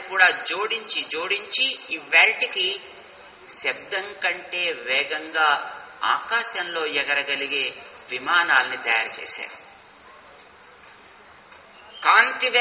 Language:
Telugu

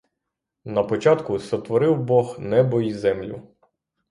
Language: Ukrainian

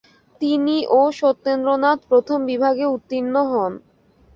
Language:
Bangla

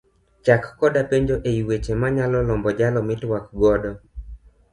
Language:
Luo (Kenya and Tanzania)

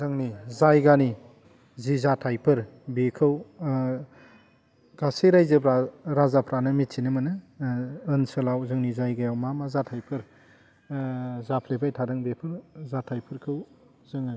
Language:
Bodo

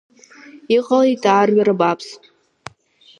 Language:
Abkhazian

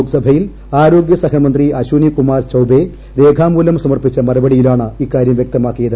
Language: Malayalam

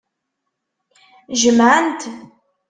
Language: Kabyle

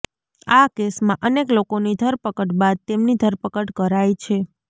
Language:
Gujarati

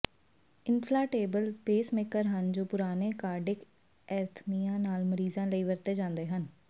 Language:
Punjabi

